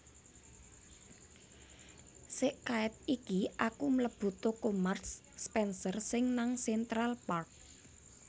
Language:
Javanese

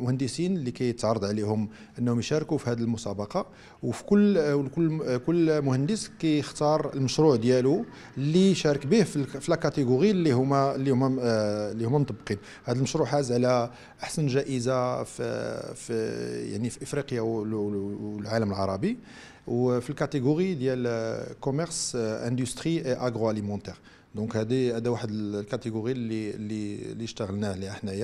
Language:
Arabic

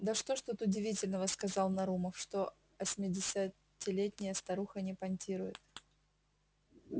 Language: Russian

